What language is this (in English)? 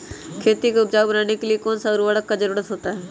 Magahi